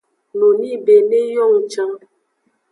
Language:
Aja (Benin)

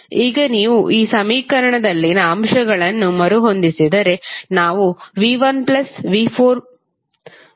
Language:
Kannada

